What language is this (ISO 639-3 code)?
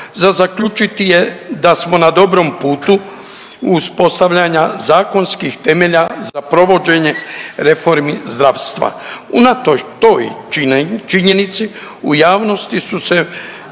hrv